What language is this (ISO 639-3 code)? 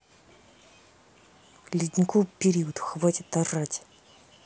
rus